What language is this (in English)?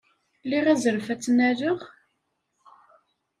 Kabyle